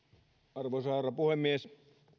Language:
Finnish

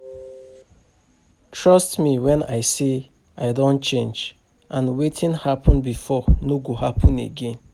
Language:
Nigerian Pidgin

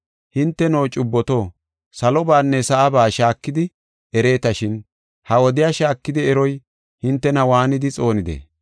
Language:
Gofa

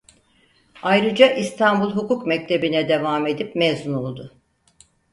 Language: Turkish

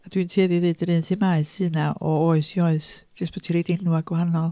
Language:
Welsh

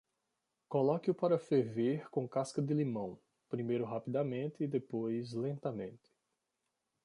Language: Portuguese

